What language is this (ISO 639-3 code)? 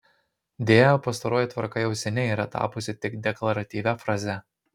lit